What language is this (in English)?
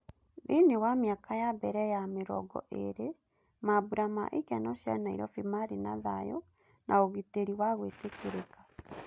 Kikuyu